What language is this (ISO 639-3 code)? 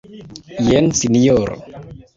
epo